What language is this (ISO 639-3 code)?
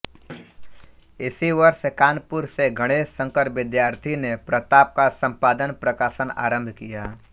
hin